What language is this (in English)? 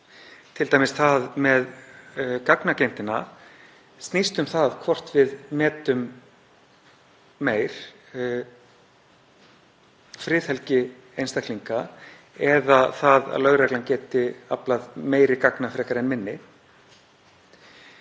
Icelandic